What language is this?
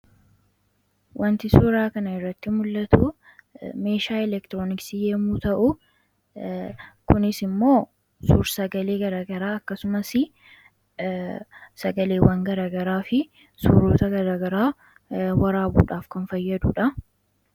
Oromo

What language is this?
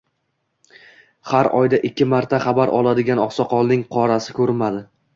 Uzbek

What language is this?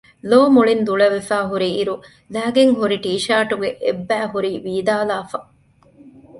Divehi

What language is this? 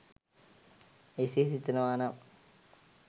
Sinhala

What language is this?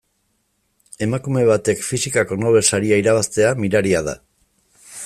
Basque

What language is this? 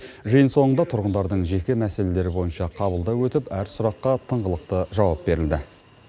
Kazakh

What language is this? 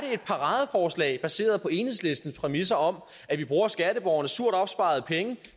Danish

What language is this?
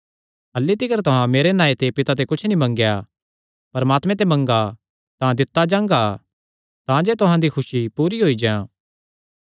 Kangri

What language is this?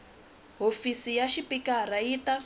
Tsonga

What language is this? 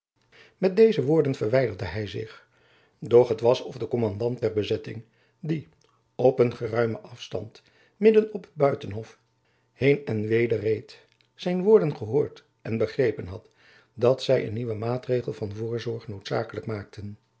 Dutch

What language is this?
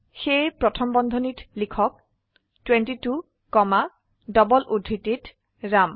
Assamese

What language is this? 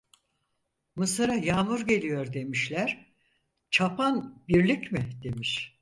Turkish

